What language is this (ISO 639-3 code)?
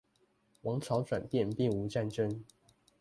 zho